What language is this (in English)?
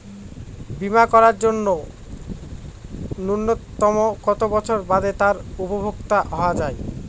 Bangla